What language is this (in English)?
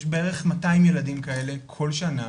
Hebrew